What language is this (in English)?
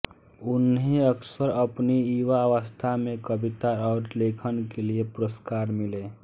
Hindi